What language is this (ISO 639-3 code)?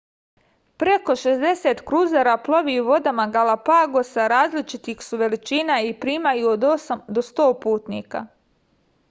srp